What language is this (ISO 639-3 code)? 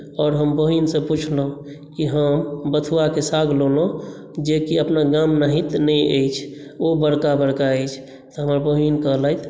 mai